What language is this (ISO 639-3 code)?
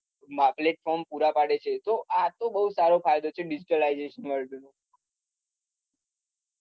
guj